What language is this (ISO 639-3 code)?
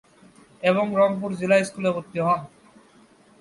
ben